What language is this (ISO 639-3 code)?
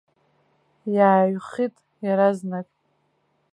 abk